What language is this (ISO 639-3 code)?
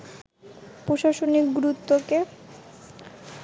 ben